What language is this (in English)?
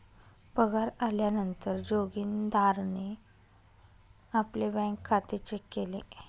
Marathi